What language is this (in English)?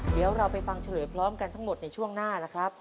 Thai